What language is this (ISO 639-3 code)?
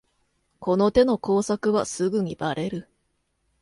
jpn